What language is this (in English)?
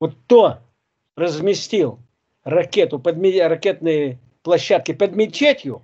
Russian